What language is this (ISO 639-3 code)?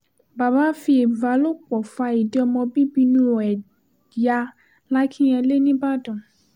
yor